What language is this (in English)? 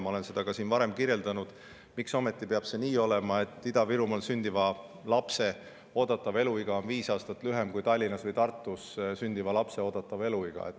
Estonian